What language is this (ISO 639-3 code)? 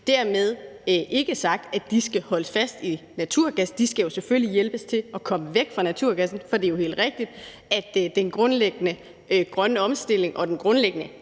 dan